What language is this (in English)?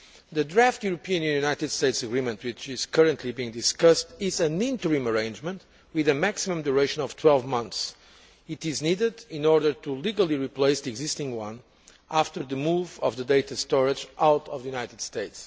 English